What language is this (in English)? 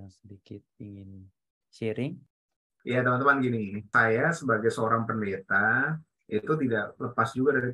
Indonesian